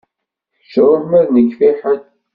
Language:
Kabyle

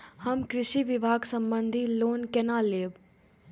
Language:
Maithili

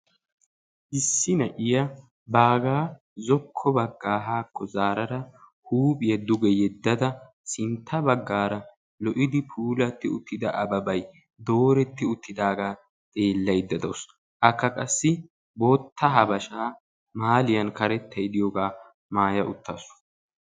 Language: Wolaytta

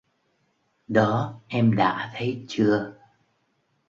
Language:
Vietnamese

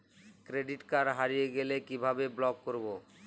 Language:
Bangla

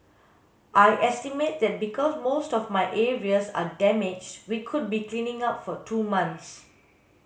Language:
English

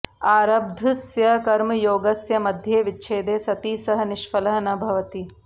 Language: Sanskrit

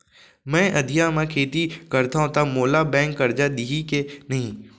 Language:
Chhattisgarhi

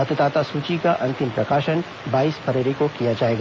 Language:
Hindi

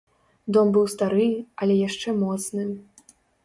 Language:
Belarusian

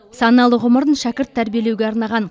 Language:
Kazakh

